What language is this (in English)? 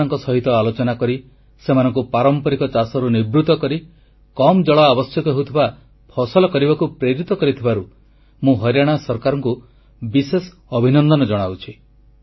Odia